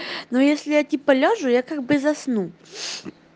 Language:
Russian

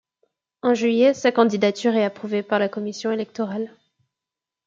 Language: French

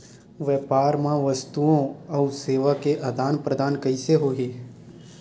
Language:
Chhattisgarhi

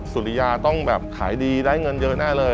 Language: Thai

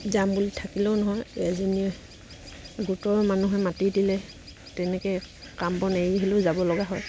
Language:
Assamese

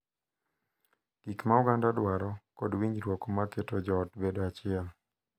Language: Luo (Kenya and Tanzania)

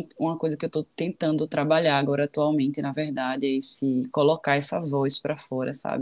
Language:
Portuguese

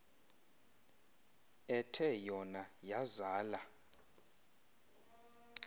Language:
Xhosa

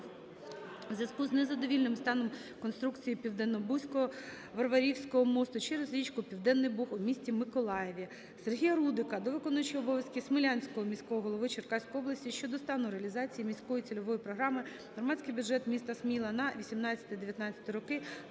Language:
Ukrainian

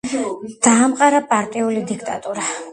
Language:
Georgian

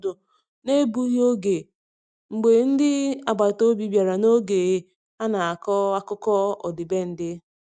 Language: Igbo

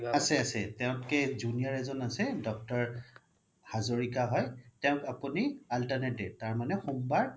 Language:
Assamese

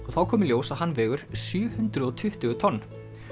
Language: Icelandic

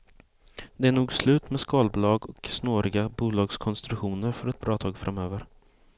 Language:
Swedish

